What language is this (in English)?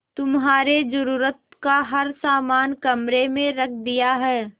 Hindi